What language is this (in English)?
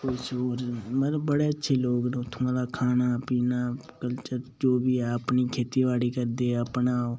Dogri